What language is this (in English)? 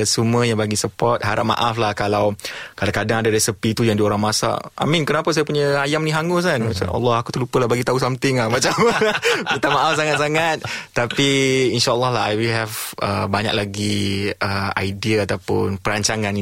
Malay